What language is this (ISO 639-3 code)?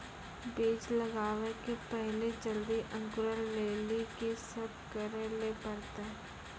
mai